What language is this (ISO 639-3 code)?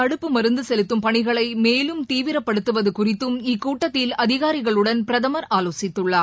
tam